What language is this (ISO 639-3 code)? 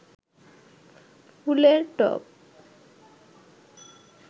ben